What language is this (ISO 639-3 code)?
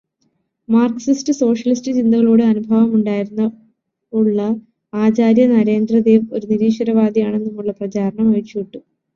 mal